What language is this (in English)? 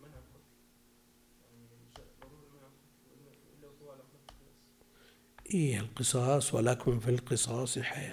Arabic